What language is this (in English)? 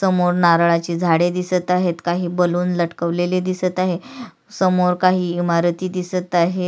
Marathi